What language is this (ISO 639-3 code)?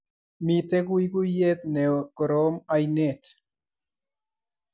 kln